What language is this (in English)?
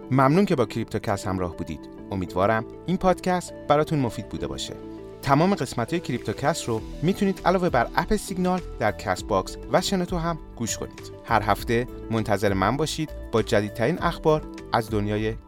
Persian